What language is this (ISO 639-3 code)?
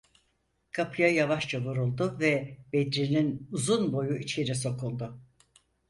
tur